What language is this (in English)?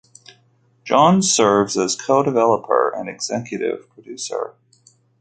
English